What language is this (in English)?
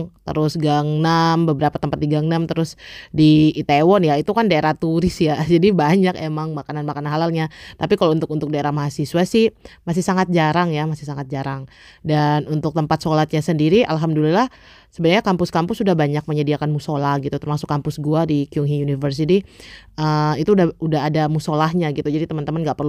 Indonesian